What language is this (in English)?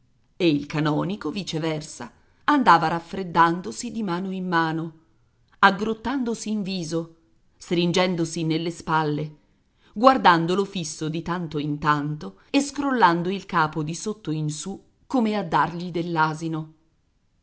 Italian